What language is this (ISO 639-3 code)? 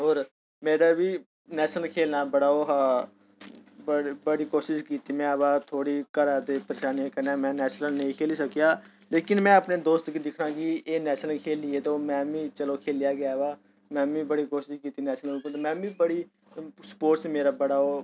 doi